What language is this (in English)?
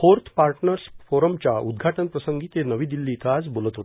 Marathi